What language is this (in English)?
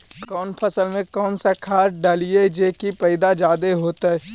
Magahi